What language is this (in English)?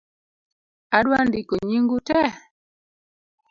Luo (Kenya and Tanzania)